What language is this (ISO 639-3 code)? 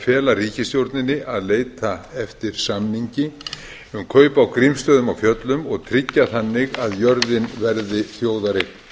isl